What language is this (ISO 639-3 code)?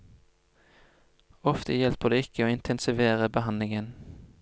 nor